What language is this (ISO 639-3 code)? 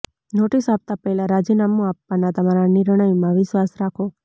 guj